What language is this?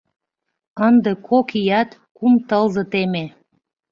Mari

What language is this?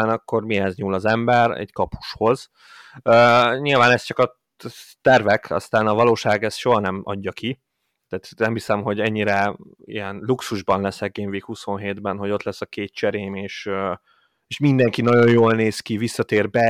Hungarian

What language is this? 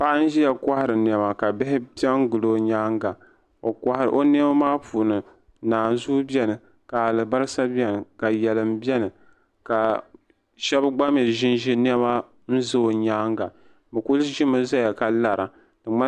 Dagbani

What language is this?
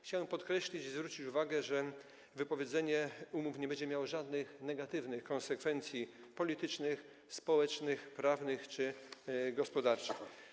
Polish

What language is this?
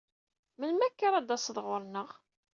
Kabyle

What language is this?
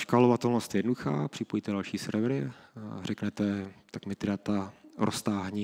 Czech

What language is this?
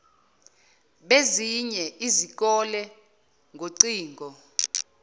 Zulu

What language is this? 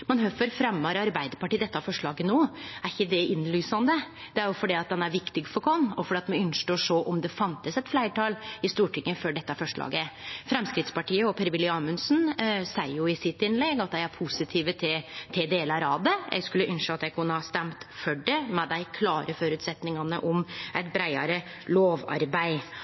Norwegian Nynorsk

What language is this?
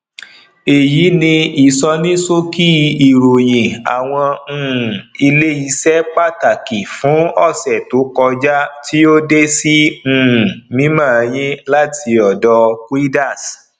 Yoruba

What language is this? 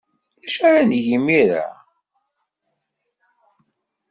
Kabyle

